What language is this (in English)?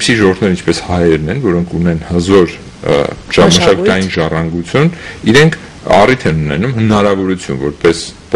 Turkish